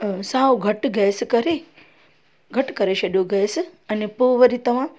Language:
Sindhi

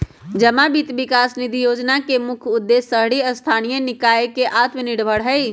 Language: Magahi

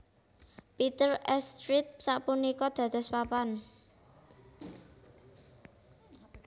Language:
Javanese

